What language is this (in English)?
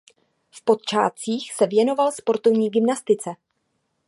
Czech